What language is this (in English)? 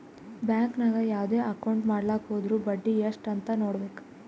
Kannada